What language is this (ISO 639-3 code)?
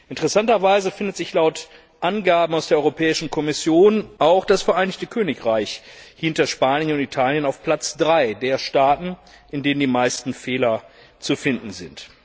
deu